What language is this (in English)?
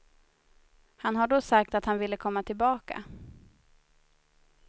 Swedish